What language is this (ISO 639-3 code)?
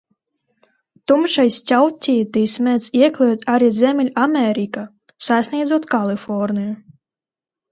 lav